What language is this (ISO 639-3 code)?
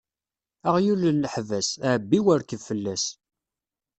kab